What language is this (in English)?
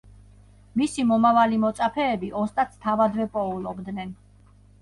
Georgian